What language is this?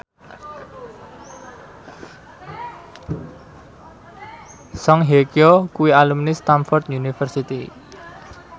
Javanese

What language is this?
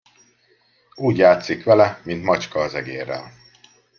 Hungarian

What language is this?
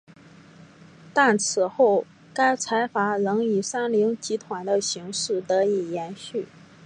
Chinese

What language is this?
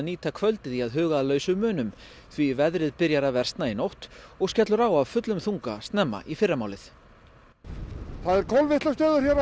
Icelandic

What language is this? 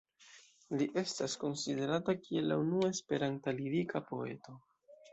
Esperanto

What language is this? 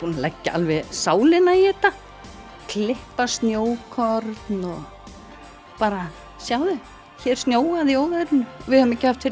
Icelandic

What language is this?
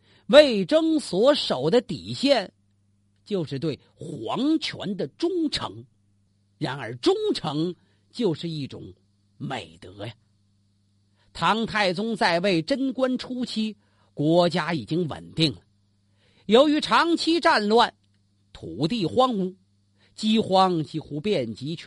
Chinese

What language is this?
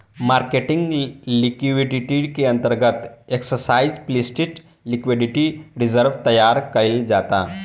Bhojpuri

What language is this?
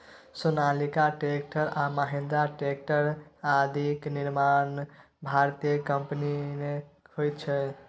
Maithili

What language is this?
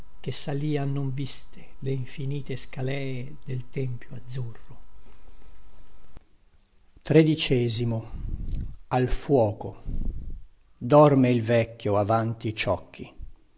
Italian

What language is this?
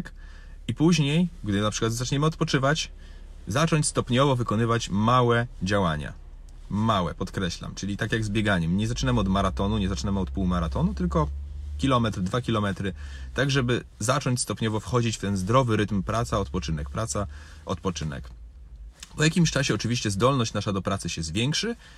Polish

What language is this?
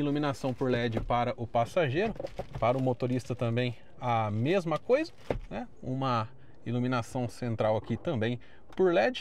Portuguese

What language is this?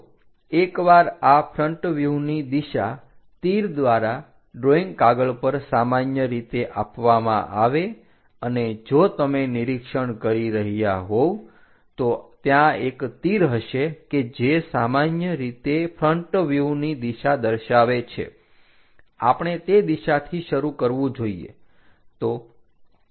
Gujarati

